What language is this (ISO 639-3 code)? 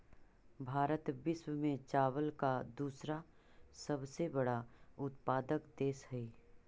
mag